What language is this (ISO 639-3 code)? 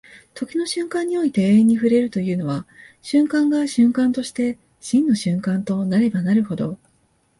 jpn